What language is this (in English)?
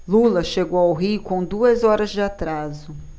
Portuguese